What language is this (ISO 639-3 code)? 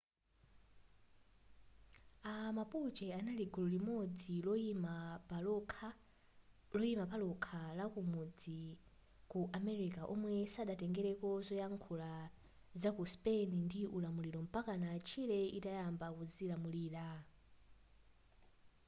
nya